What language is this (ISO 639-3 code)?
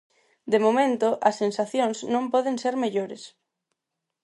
glg